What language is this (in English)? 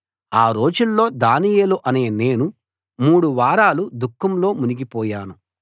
Telugu